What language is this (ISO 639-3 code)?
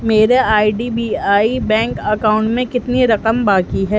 urd